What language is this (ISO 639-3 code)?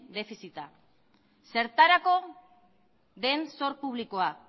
eus